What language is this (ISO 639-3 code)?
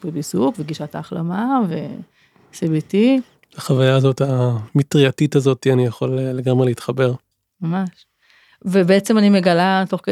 heb